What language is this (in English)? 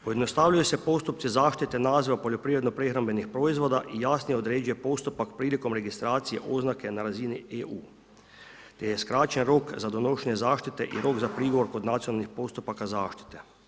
Croatian